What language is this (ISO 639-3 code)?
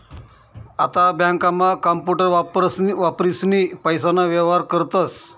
mar